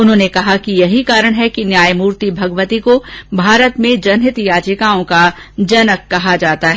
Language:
Hindi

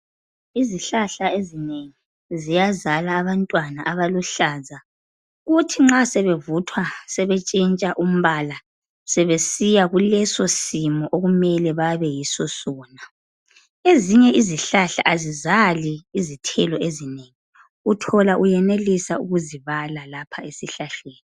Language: North Ndebele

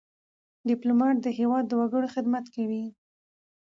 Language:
Pashto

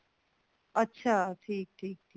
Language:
Punjabi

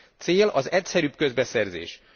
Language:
Hungarian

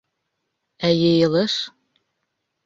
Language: Bashkir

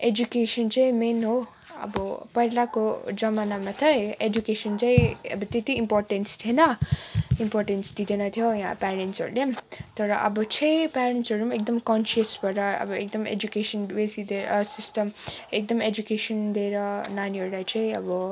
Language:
Nepali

